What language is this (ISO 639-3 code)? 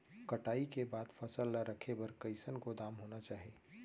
hne